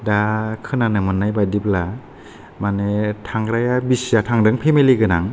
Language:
Bodo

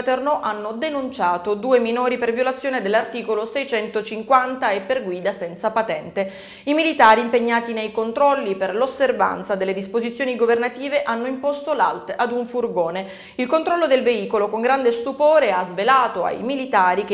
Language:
Italian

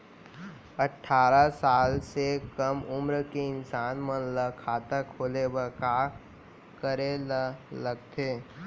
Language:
Chhattisgarhi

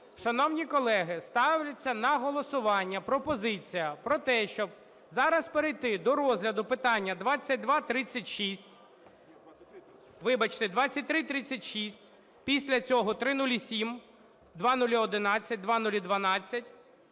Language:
Ukrainian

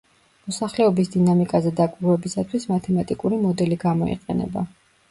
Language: Georgian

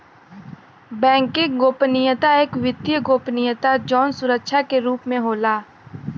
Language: Bhojpuri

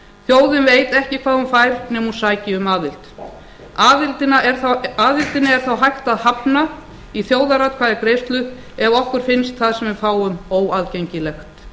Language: Icelandic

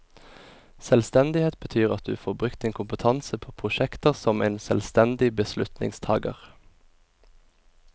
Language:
Norwegian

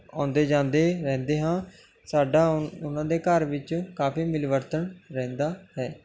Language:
Punjabi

